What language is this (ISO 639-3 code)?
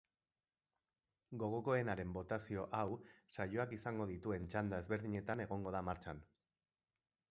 eus